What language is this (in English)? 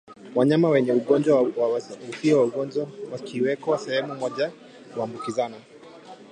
Swahili